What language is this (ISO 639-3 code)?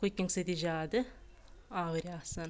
kas